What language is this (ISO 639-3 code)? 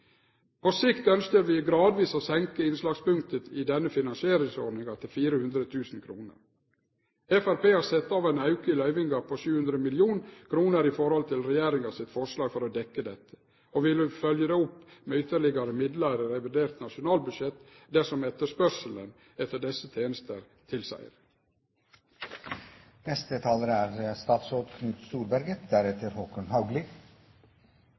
nno